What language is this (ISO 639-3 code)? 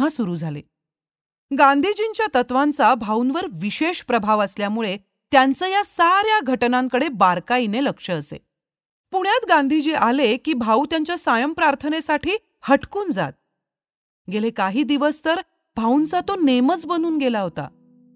mar